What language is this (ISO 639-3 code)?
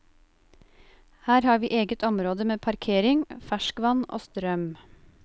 nor